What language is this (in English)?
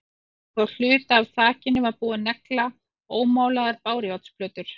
Icelandic